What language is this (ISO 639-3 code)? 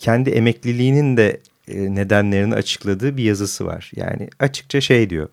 tur